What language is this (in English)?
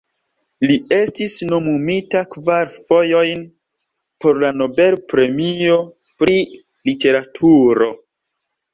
Esperanto